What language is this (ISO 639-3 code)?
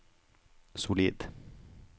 nor